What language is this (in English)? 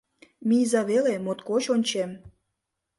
Mari